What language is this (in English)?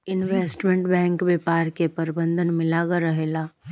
Bhojpuri